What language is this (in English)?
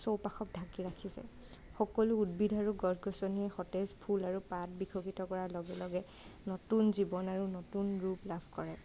Assamese